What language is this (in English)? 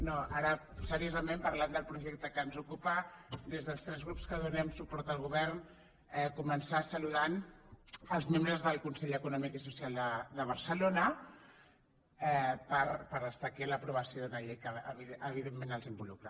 Catalan